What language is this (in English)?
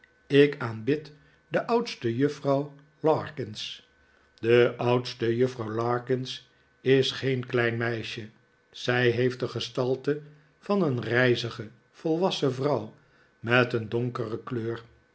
Dutch